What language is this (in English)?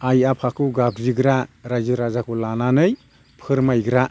Bodo